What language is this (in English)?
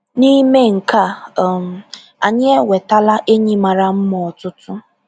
Igbo